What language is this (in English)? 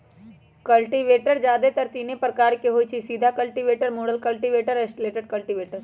Magahi